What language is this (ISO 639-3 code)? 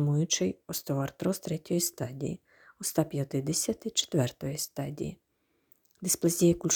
ukr